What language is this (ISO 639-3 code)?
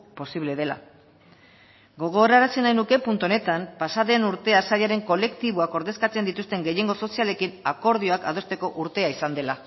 eus